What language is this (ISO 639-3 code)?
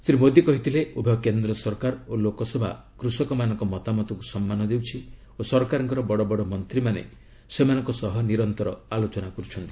ori